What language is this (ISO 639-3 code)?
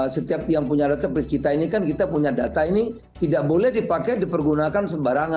ind